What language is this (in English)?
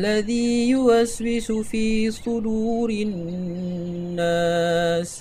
Malay